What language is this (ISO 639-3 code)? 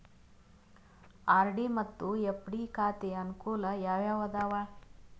kan